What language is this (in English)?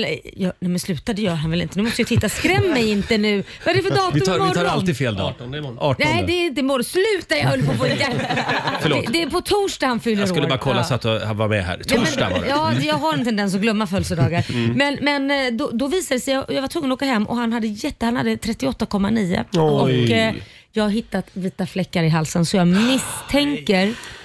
Swedish